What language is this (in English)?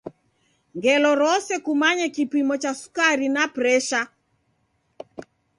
Taita